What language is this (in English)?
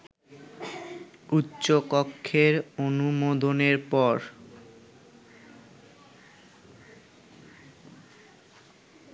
Bangla